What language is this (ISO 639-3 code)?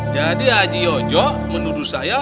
ind